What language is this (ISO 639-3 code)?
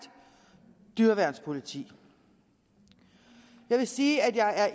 dan